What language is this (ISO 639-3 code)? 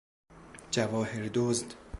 fas